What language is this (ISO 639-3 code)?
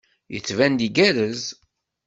kab